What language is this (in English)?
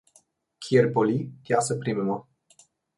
Slovenian